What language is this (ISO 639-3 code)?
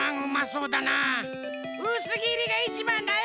jpn